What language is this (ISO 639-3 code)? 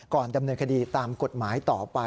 tha